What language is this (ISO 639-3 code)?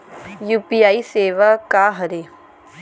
hne